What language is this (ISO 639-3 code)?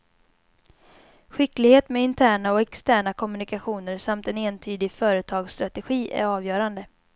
swe